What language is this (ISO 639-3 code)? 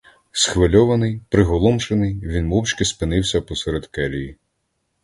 ukr